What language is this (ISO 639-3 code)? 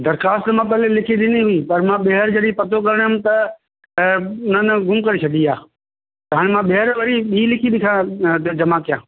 snd